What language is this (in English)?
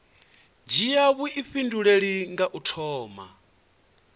Venda